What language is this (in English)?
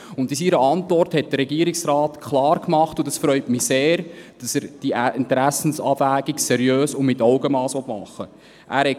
Swiss German